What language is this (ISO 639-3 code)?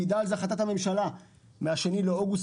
heb